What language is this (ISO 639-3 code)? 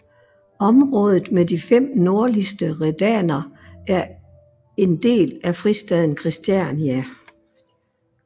dan